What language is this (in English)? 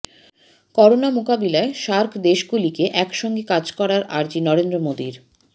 Bangla